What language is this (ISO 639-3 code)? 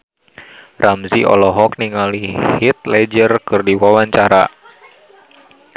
sun